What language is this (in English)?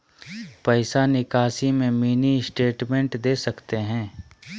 Magahi